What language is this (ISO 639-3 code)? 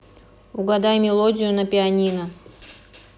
rus